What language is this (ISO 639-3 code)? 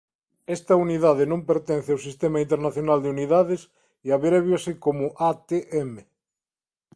glg